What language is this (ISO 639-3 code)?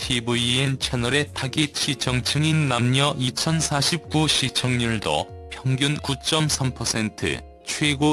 kor